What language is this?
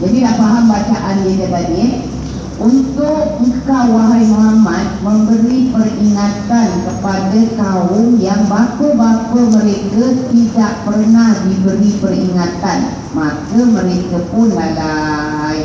Malay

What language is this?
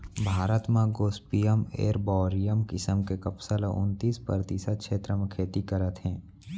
Chhattisgarhi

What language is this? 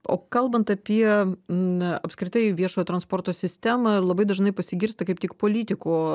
Lithuanian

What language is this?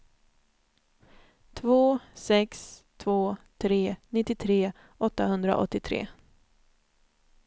Swedish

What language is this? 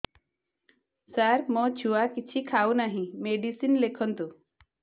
Odia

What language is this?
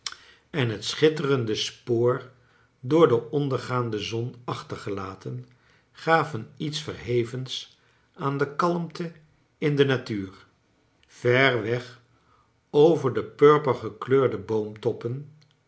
Dutch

